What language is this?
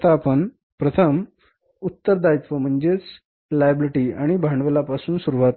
Marathi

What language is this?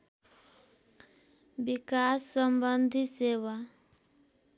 Nepali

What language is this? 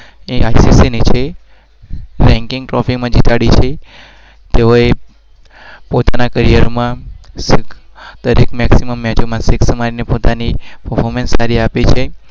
Gujarati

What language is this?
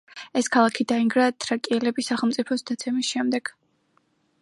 Georgian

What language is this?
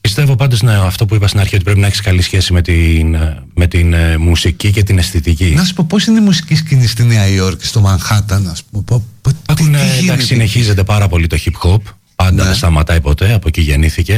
Greek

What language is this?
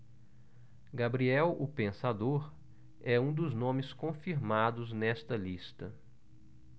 Portuguese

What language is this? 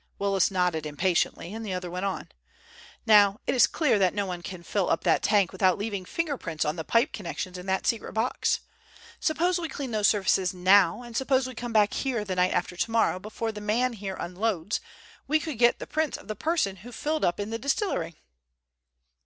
English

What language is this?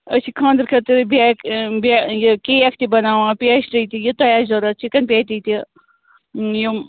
Kashmiri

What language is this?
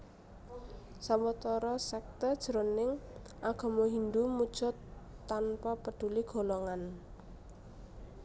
Javanese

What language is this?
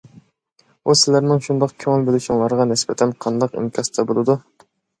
Uyghur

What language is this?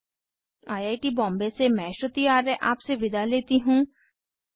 Hindi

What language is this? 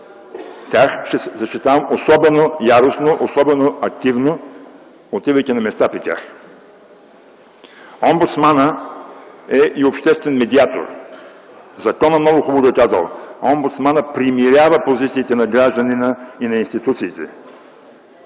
Bulgarian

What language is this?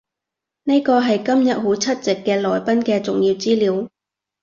Cantonese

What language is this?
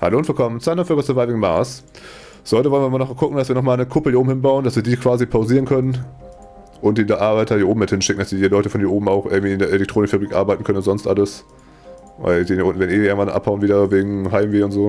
German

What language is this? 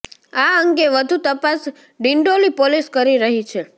Gujarati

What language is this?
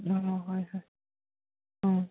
Manipuri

